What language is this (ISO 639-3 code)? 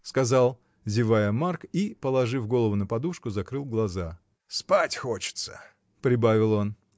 rus